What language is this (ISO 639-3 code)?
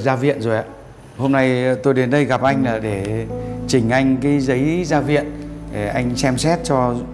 vie